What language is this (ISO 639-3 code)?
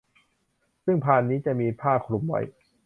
tha